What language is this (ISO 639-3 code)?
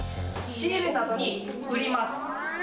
jpn